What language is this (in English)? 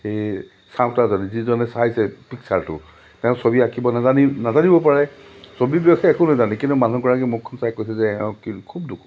Assamese